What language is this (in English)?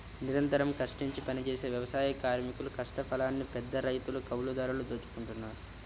Telugu